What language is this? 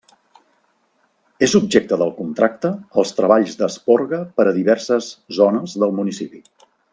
Catalan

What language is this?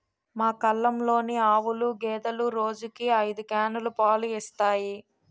Telugu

